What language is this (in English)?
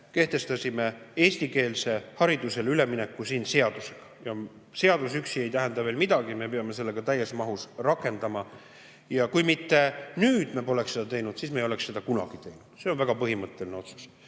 Estonian